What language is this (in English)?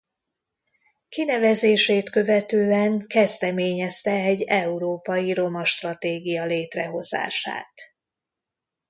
Hungarian